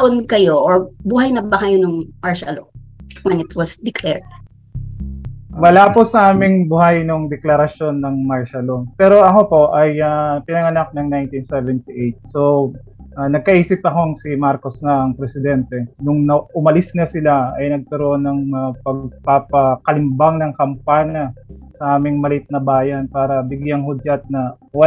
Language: Filipino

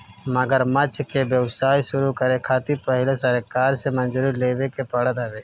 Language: Bhojpuri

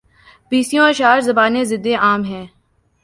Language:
Urdu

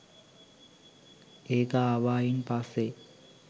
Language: Sinhala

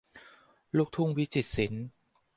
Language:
Thai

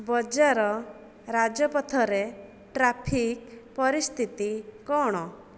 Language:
Odia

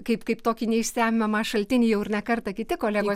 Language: Lithuanian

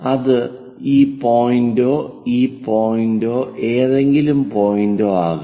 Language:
Malayalam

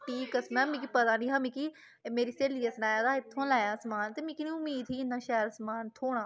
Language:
Dogri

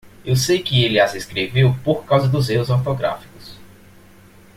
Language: Portuguese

